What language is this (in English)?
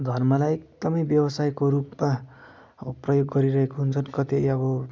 Nepali